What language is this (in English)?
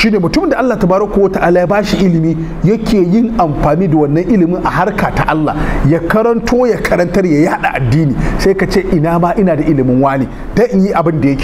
Arabic